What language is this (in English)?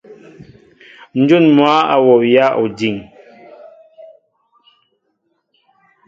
Mbo (Cameroon)